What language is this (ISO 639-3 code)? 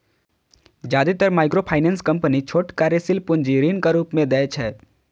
mai